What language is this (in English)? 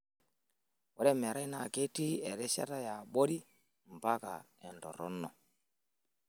Masai